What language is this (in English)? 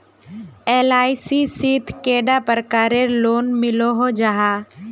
Magahi